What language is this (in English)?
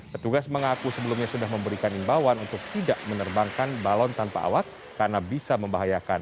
Indonesian